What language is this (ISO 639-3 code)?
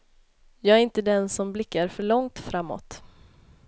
swe